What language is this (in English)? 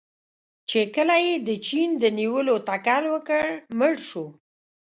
Pashto